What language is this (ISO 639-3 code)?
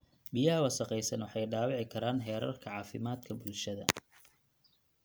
som